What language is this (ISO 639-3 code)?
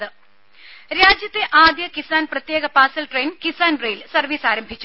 mal